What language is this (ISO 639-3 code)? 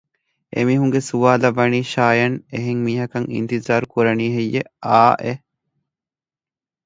div